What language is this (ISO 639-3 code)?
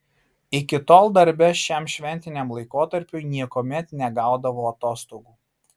lit